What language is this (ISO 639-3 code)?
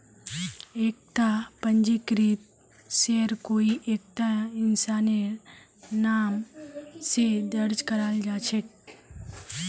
mag